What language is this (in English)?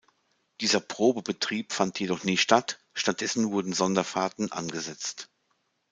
German